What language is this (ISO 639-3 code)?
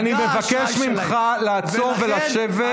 heb